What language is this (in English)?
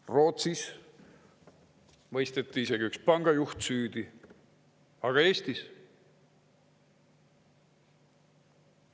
Estonian